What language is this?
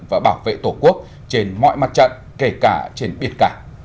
Vietnamese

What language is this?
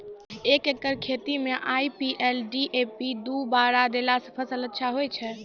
Maithili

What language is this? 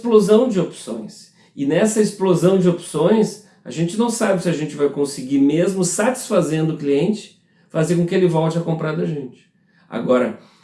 Portuguese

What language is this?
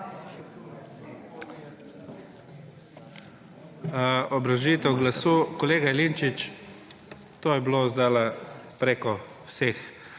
Slovenian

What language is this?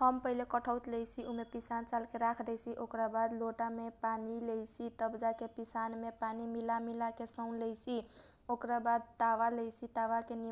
Kochila Tharu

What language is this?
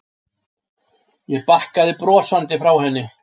Icelandic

